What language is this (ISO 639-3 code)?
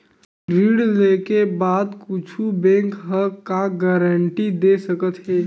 hne